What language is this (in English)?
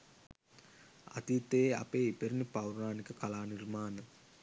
Sinhala